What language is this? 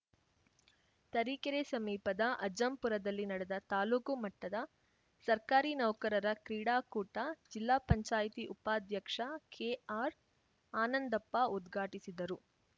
Kannada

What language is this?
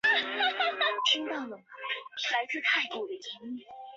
Chinese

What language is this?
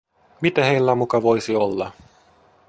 Finnish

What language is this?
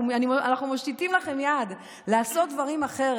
Hebrew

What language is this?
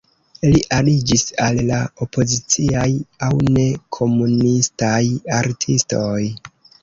Esperanto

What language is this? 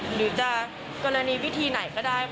Thai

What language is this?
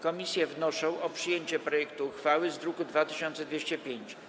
Polish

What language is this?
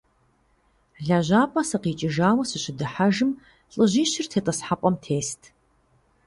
Kabardian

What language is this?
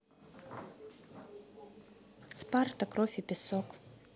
Russian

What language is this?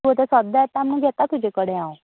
Konkani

